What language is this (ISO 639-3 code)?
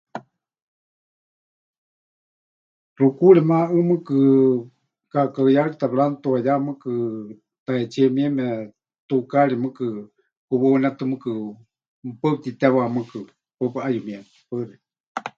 hch